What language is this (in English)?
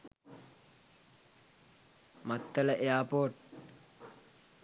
Sinhala